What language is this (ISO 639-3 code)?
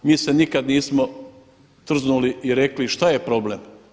hrv